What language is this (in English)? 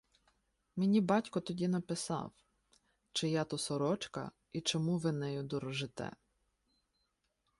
Ukrainian